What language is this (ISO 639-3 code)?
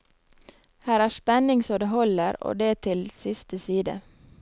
nor